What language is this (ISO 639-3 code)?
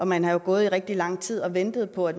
dan